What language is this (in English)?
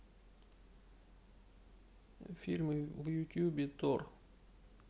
Russian